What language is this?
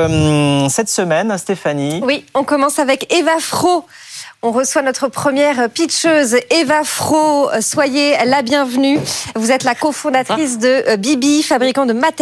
French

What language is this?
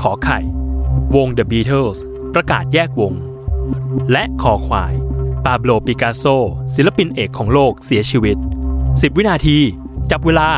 Thai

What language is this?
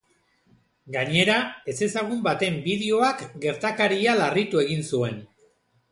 Basque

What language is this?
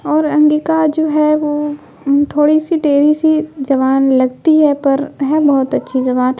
Urdu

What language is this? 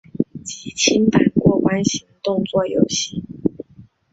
Chinese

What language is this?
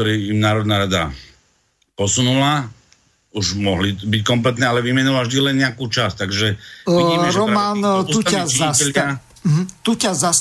Slovak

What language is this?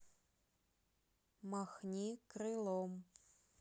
Russian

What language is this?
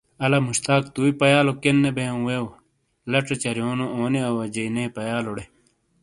Shina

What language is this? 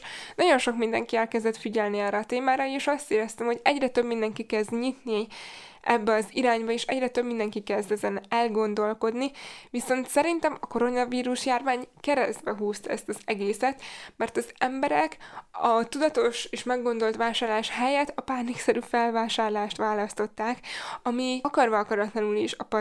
Hungarian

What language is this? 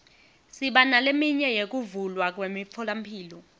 Swati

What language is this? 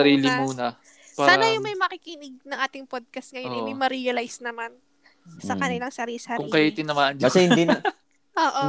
Filipino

